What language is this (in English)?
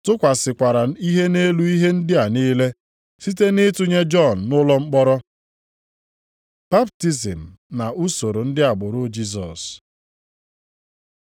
Igbo